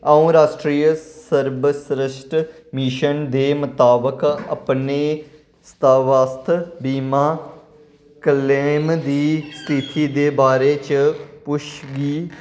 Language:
Dogri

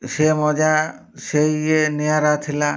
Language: Odia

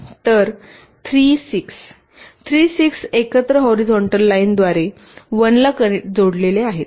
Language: Marathi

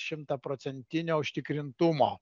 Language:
Lithuanian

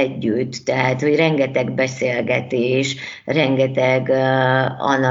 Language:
Hungarian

